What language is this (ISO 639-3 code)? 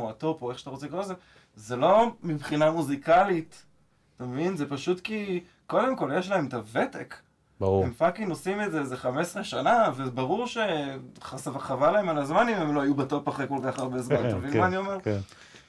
heb